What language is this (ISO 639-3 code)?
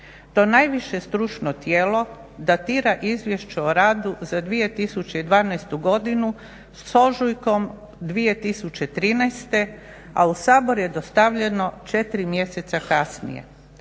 hrv